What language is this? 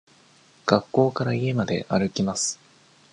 Japanese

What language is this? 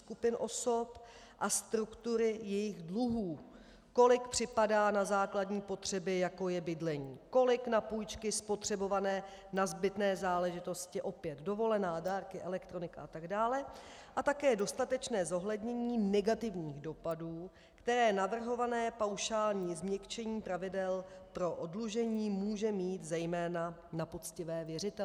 Czech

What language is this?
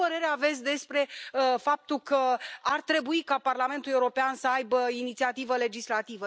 Romanian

